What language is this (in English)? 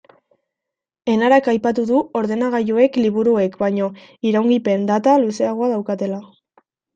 Basque